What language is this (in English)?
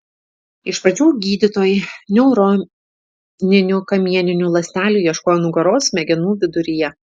Lithuanian